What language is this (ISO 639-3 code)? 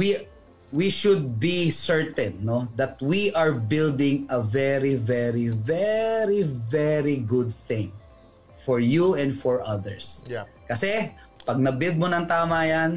fil